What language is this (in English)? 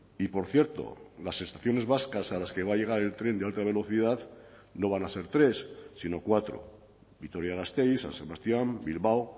Spanish